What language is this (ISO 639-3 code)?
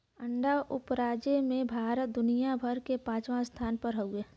bho